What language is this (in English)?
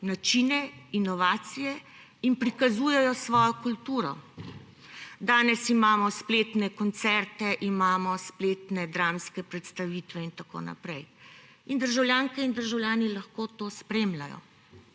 Slovenian